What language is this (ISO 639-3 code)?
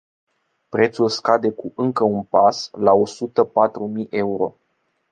ron